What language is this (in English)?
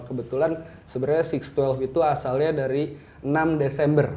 Indonesian